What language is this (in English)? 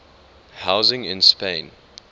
English